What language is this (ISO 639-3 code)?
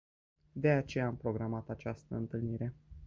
ron